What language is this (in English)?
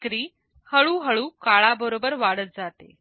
Marathi